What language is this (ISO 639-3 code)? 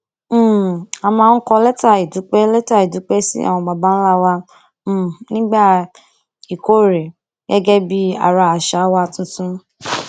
yor